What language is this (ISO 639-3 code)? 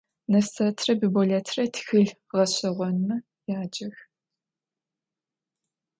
ady